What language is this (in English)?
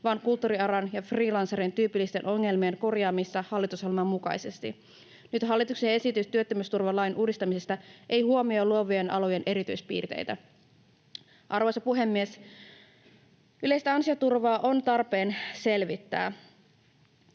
Finnish